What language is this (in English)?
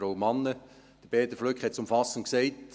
Swiss German